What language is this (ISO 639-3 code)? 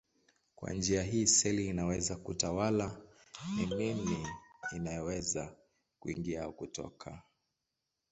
swa